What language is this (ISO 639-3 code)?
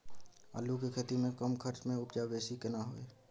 mai